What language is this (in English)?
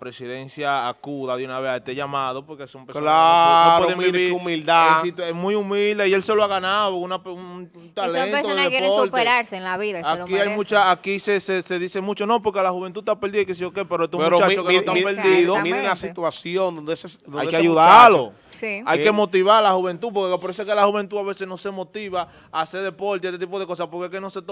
Spanish